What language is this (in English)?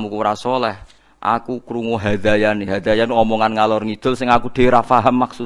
Indonesian